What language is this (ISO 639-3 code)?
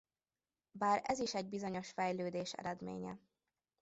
hun